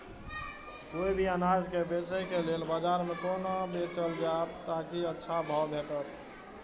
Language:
Maithili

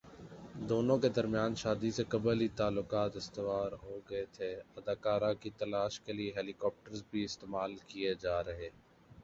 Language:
Urdu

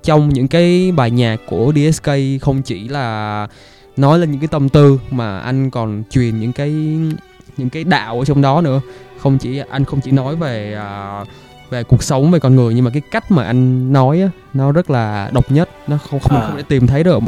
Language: Vietnamese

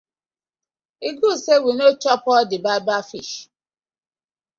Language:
Nigerian Pidgin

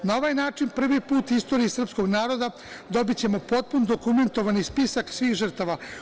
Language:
Serbian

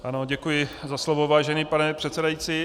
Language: Czech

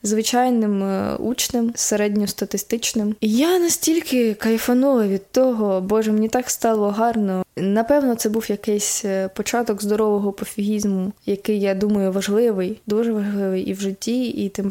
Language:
Ukrainian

